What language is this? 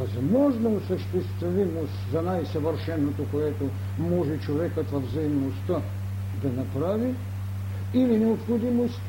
Bulgarian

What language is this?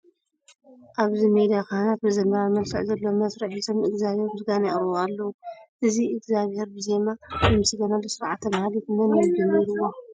Tigrinya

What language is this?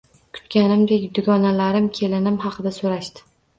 Uzbek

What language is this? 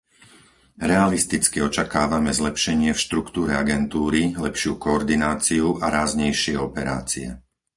Slovak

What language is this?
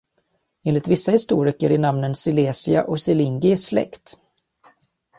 Swedish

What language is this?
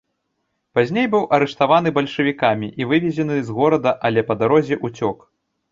Belarusian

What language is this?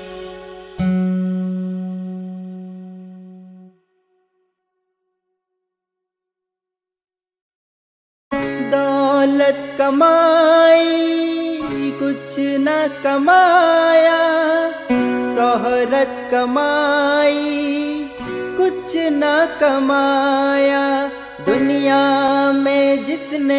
Hindi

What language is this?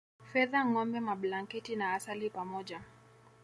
Swahili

